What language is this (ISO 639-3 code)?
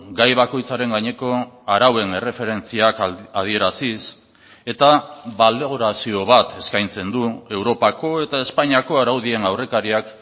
eus